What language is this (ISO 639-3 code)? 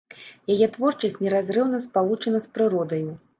bel